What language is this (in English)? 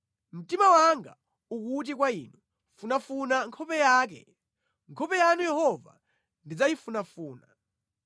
Nyanja